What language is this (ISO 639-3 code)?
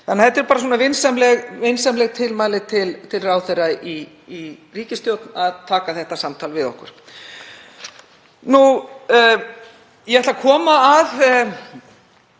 isl